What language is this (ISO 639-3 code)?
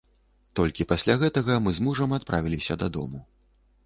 bel